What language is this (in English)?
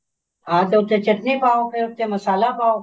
Punjabi